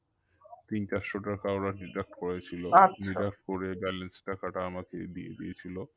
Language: Bangla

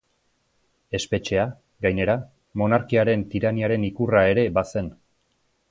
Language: Basque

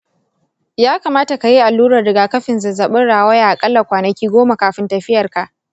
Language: Hausa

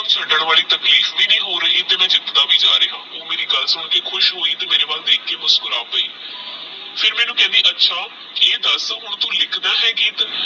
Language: Punjabi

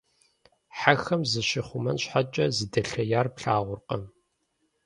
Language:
Kabardian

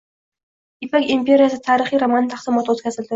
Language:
Uzbek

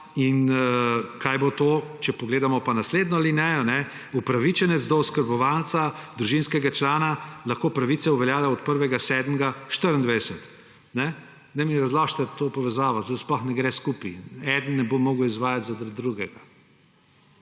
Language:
Slovenian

